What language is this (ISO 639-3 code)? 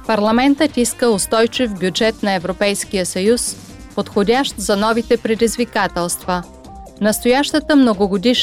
bul